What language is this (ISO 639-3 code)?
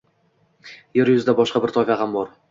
uzb